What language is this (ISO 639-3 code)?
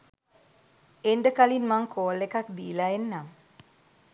sin